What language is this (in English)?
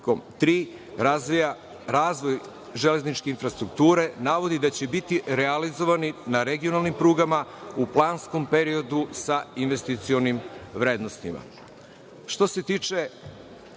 Serbian